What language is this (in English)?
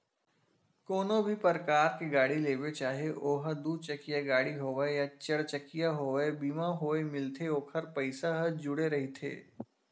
Chhattisgarhi